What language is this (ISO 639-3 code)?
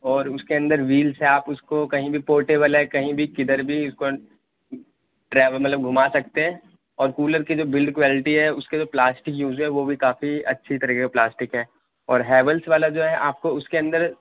urd